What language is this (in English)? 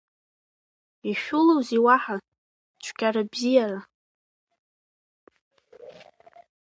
Abkhazian